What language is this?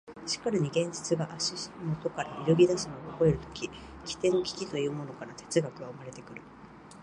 Japanese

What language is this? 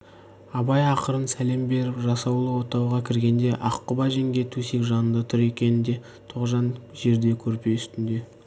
Kazakh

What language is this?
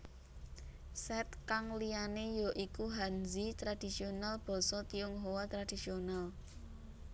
Javanese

